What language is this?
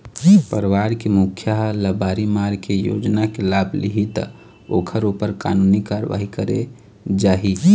Chhattisgarhi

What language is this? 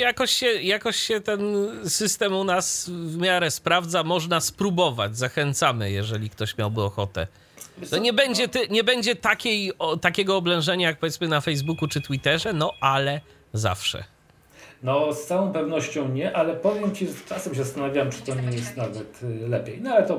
Polish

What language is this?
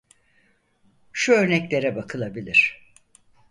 Turkish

